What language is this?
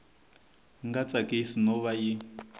Tsonga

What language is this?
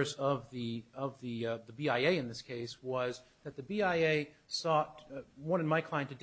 English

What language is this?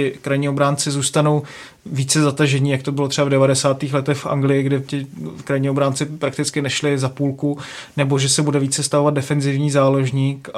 Czech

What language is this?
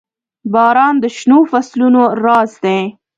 Pashto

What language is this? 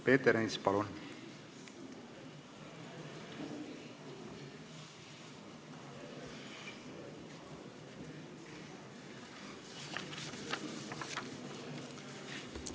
Estonian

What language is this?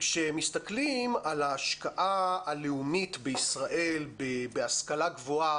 Hebrew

